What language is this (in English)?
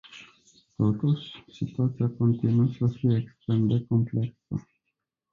Romanian